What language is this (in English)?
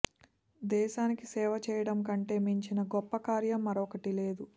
Telugu